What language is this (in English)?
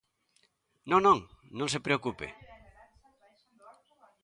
Galician